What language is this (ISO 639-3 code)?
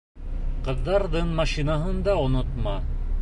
bak